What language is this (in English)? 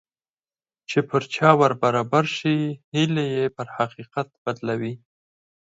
Pashto